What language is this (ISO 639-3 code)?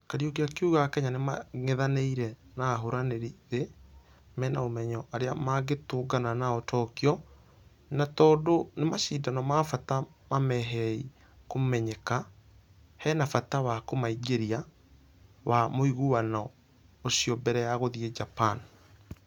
kik